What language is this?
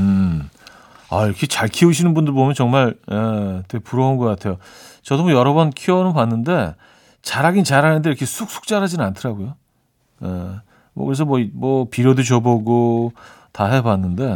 Korean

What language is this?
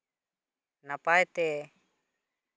Santali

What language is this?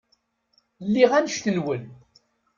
Kabyle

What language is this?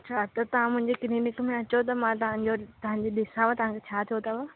Sindhi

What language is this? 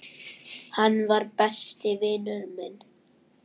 Icelandic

